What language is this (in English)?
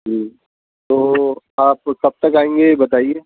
Urdu